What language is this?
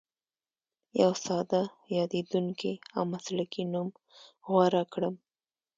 Pashto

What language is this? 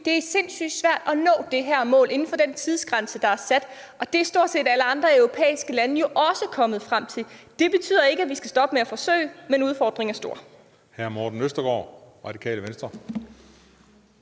Danish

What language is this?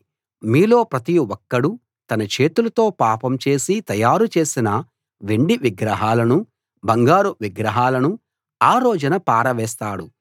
Telugu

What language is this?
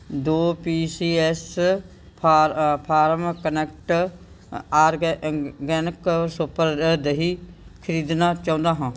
Punjabi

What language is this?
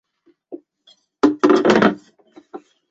Chinese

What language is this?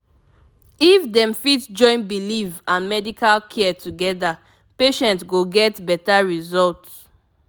Nigerian Pidgin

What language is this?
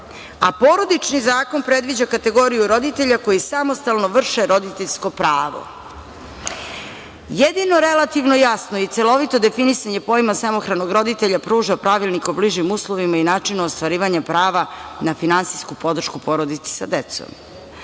Serbian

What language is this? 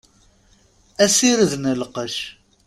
Kabyle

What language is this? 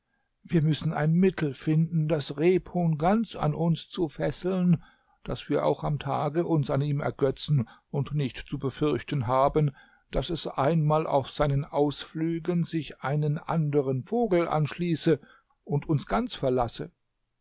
German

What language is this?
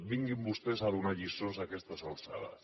Catalan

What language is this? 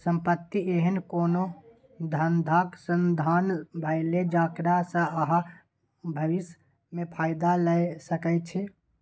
Maithili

